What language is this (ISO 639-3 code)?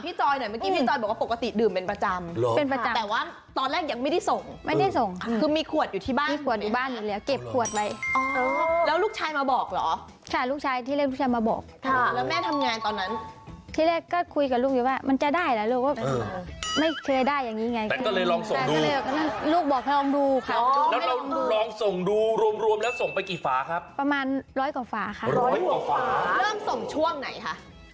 tha